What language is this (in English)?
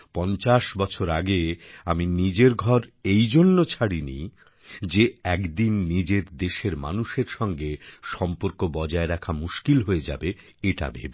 Bangla